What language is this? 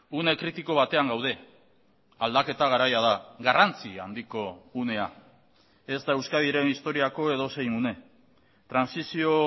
Basque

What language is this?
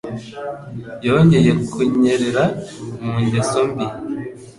Kinyarwanda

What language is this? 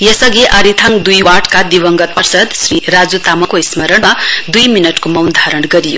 Nepali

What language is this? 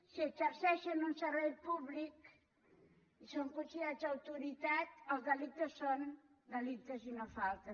Catalan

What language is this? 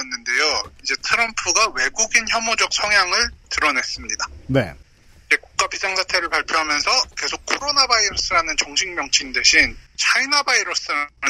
Korean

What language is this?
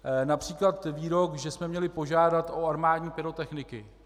Czech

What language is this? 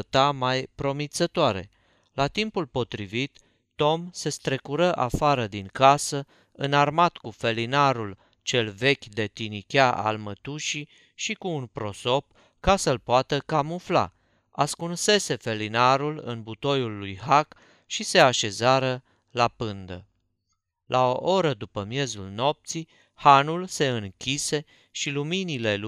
Romanian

